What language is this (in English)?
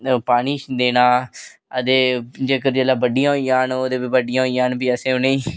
Dogri